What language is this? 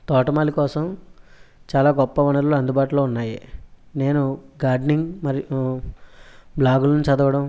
Telugu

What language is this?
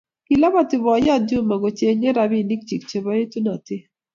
Kalenjin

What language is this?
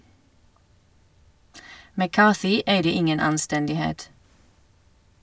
Norwegian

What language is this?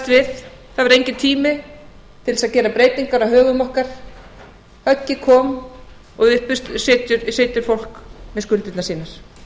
Icelandic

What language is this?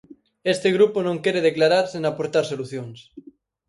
Galician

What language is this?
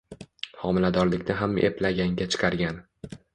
Uzbek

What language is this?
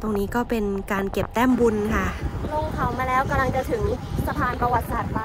Thai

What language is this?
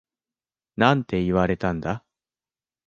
Japanese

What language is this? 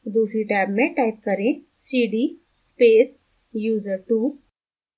Hindi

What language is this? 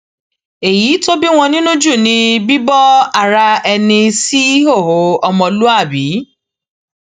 Yoruba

